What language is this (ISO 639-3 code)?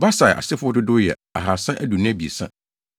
aka